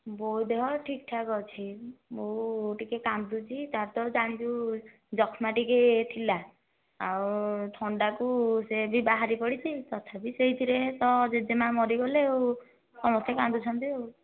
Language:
Odia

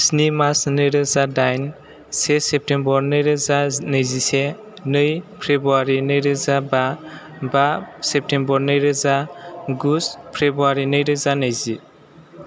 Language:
Bodo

